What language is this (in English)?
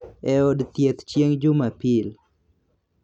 Luo (Kenya and Tanzania)